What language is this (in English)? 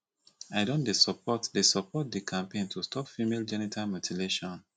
Nigerian Pidgin